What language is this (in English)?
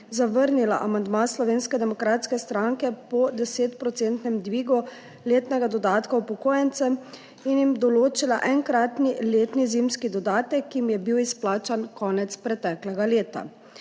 Slovenian